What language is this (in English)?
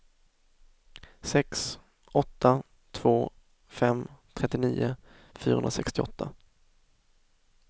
Swedish